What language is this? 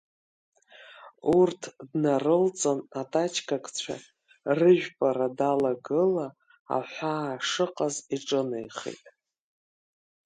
Abkhazian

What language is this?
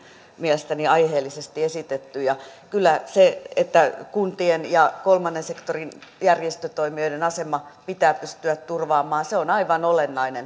Finnish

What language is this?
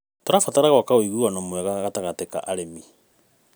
Kikuyu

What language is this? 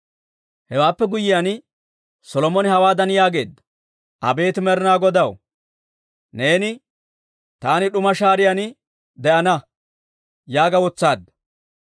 Dawro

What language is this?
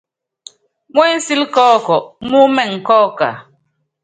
Yangben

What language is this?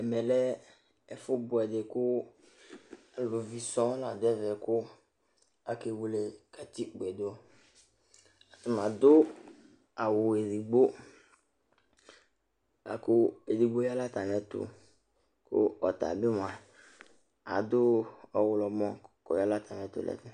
Ikposo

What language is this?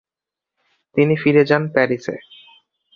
Bangla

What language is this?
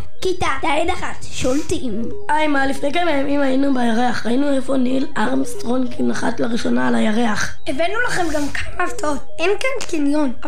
Hebrew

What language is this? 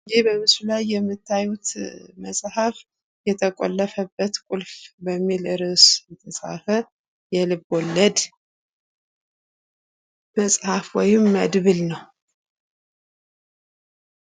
Amharic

